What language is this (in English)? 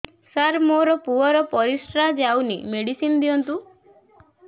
Odia